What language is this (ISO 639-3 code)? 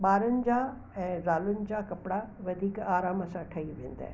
snd